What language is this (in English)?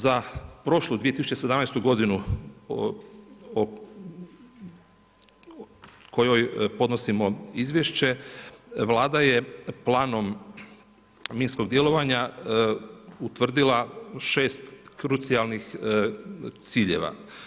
Croatian